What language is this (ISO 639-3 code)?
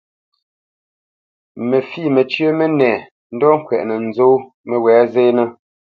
bce